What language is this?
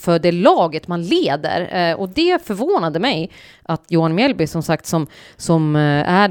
Swedish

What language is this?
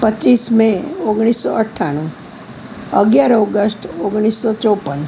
Gujarati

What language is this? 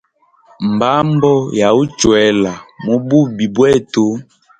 Hemba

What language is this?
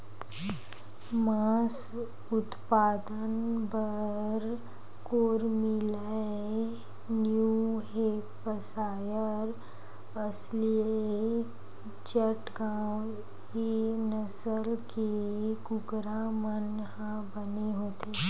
Chhattisgarhi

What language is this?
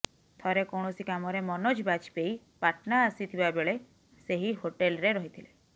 Odia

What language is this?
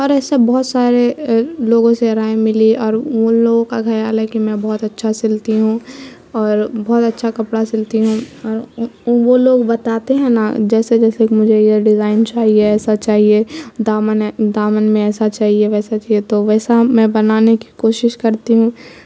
Urdu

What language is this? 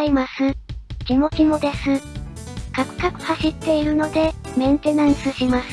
Japanese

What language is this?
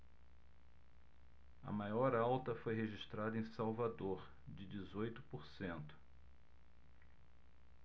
Portuguese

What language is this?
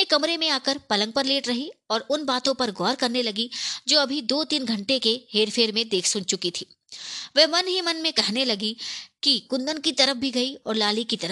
Hindi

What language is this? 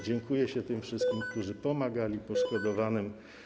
Polish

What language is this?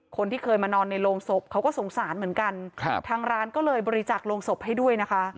Thai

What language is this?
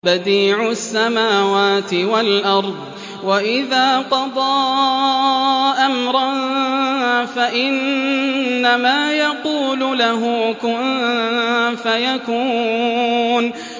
Arabic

